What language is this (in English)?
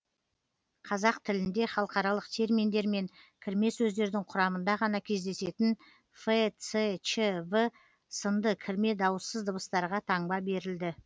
Kazakh